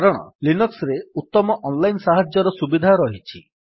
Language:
Odia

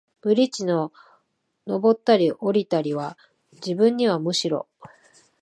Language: Japanese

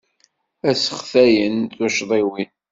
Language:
Kabyle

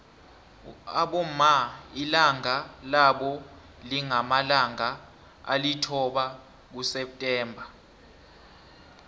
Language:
South Ndebele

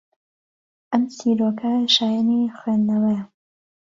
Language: Central Kurdish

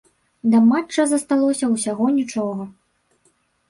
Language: Belarusian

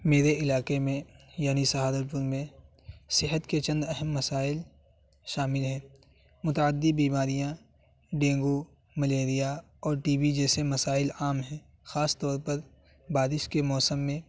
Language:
Urdu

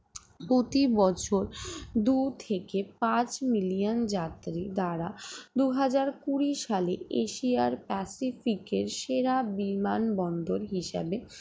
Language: Bangla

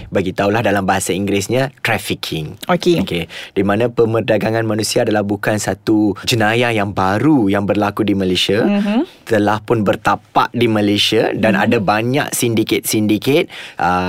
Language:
Malay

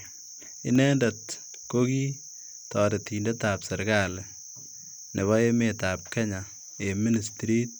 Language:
Kalenjin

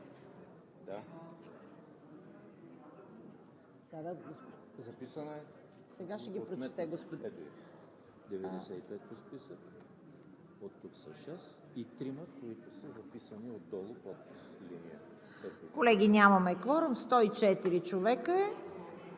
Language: Bulgarian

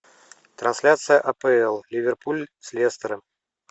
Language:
Russian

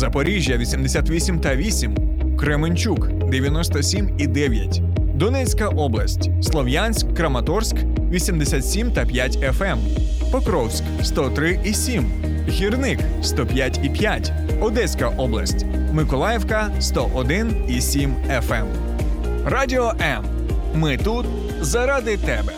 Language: Ukrainian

